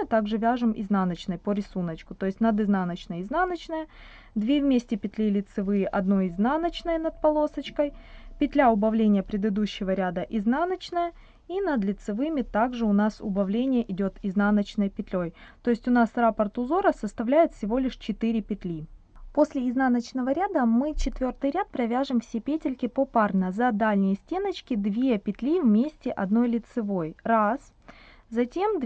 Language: Russian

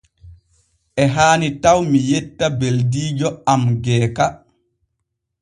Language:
Borgu Fulfulde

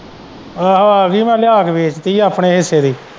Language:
Punjabi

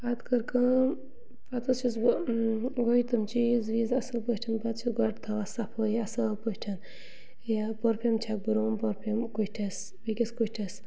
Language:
Kashmiri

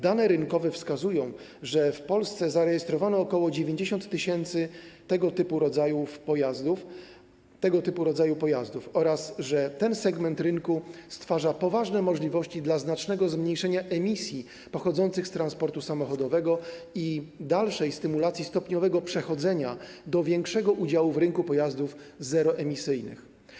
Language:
Polish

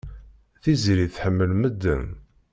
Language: Kabyle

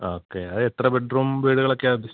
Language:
Malayalam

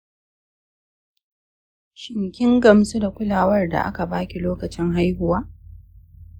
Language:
Hausa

